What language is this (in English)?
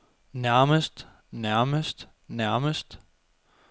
Danish